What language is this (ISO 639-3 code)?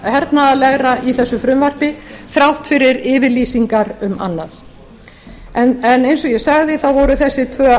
isl